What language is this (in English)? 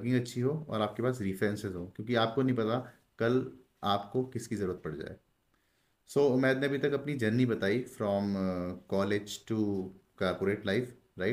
Hindi